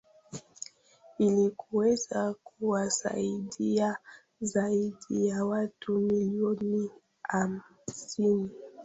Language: Swahili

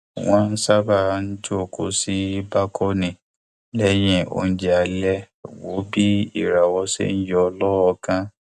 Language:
Yoruba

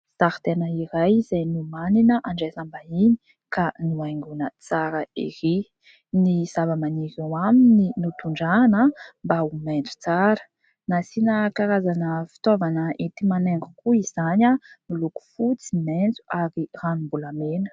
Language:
Malagasy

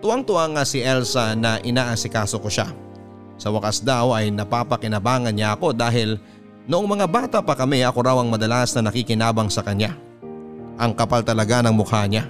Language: Filipino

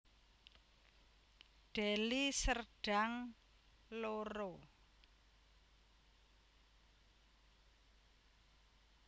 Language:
Javanese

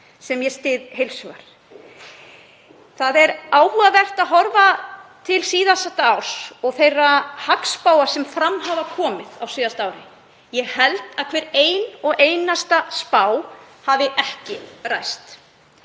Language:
Icelandic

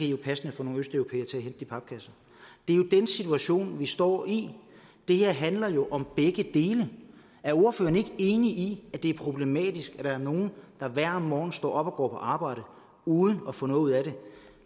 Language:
Danish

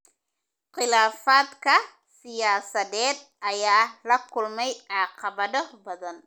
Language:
Somali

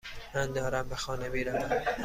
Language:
Persian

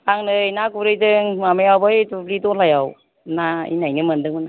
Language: Bodo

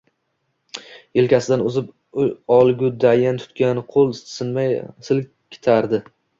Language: Uzbek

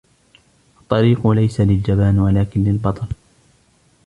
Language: Arabic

